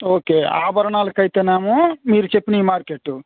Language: Telugu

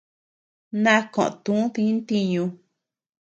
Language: Tepeuxila Cuicatec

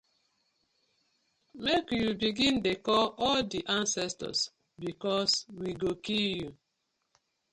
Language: Nigerian Pidgin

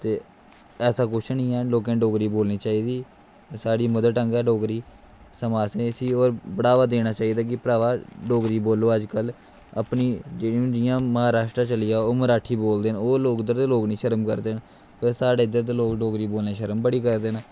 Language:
Dogri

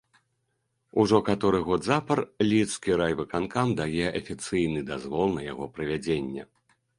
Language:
Belarusian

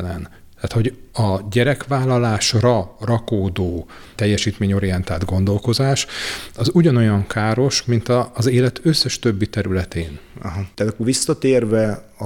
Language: Hungarian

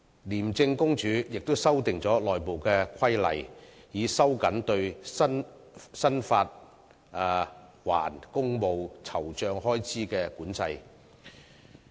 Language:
Cantonese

